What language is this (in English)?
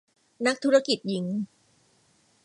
Thai